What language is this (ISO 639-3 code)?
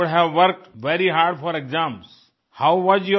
hin